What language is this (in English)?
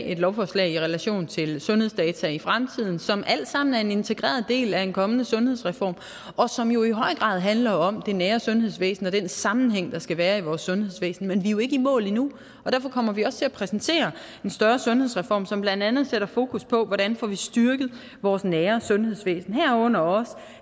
Danish